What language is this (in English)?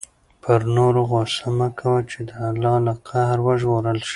Pashto